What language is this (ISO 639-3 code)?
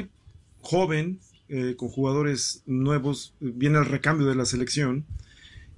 spa